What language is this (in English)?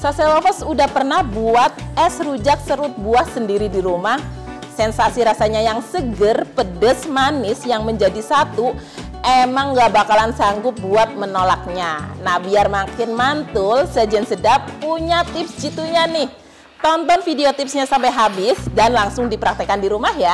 Indonesian